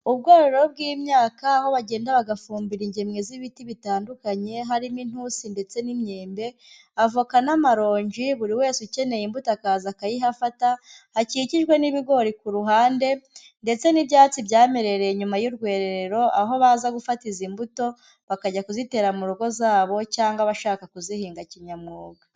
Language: Kinyarwanda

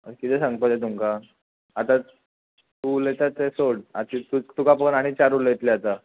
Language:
Konkani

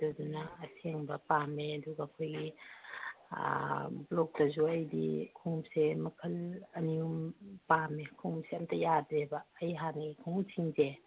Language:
Manipuri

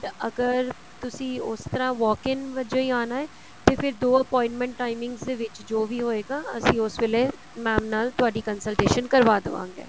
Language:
Punjabi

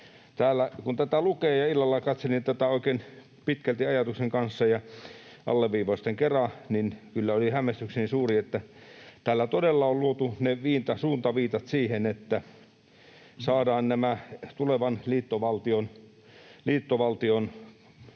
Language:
Finnish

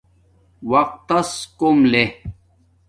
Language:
Domaaki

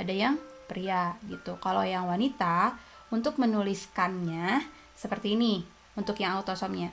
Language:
Indonesian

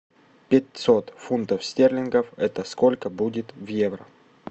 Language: Russian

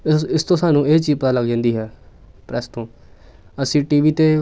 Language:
Punjabi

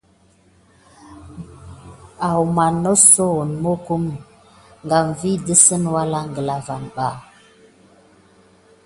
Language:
Gidar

